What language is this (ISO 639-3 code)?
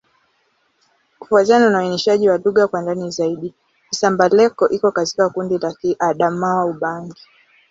swa